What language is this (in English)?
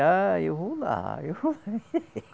Portuguese